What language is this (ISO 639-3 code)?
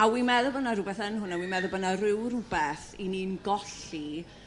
cym